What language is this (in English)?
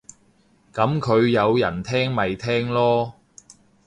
Cantonese